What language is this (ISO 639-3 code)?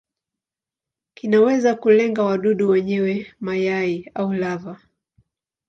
swa